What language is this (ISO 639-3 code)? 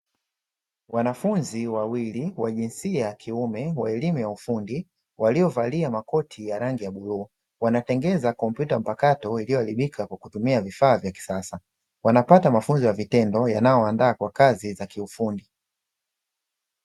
swa